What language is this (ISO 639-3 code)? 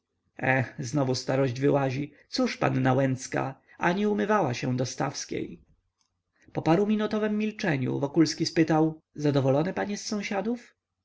pol